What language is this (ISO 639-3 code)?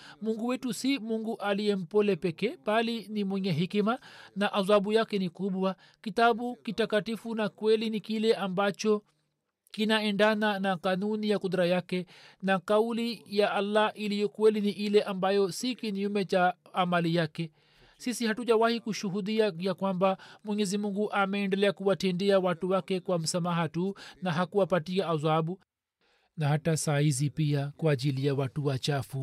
swa